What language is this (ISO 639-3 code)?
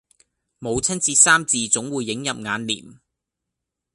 yue